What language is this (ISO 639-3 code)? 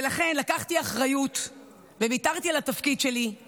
heb